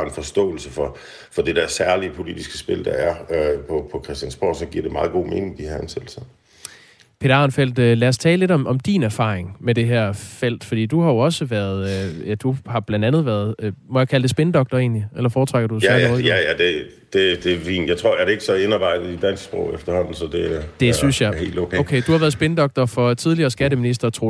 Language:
Danish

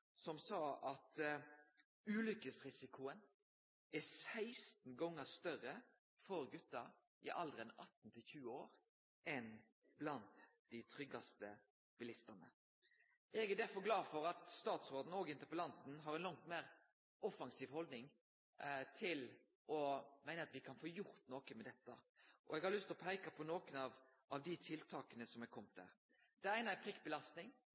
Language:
Norwegian Nynorsk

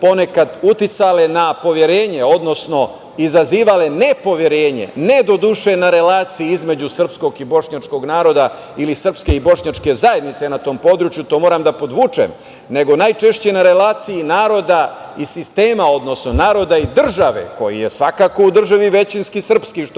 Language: Serbian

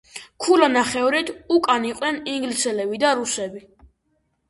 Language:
Georgian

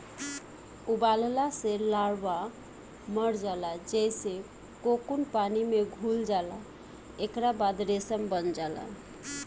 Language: Bhojpuri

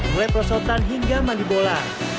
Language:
Indonesian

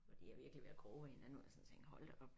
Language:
Danish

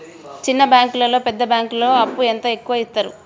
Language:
Telugu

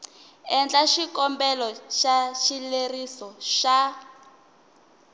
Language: Tsonga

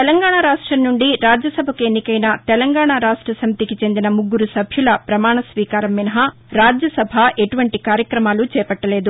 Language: Telugu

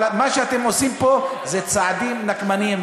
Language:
Hebrew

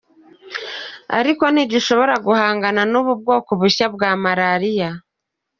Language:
Kinyarwanda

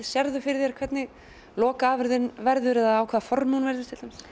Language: Icelandic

